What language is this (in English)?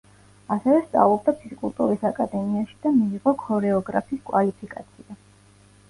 Georgian